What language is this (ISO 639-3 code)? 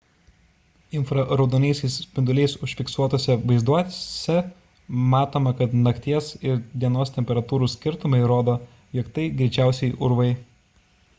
lit